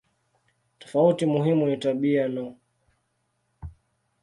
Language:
Swahili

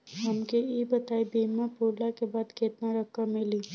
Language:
Bhojpuri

